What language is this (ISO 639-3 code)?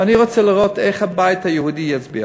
heb